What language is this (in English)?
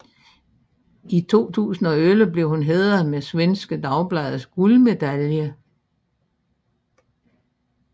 Danish